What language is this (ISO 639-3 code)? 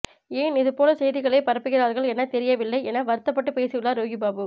tam